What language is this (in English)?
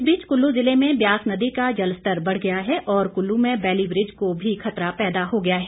Hindi